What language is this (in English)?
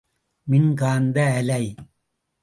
Tamil